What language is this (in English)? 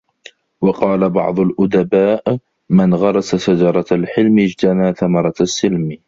Arabic